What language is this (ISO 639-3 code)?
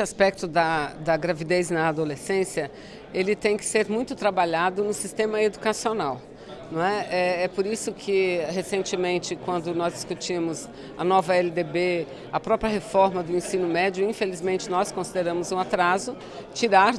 por